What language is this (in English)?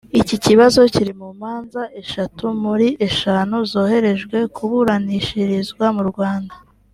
Kinyarwanda